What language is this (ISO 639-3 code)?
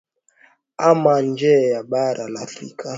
swa